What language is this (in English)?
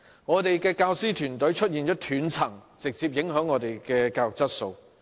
Cantonese